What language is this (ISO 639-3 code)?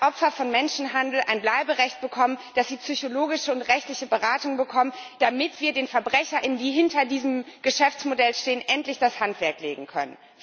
deu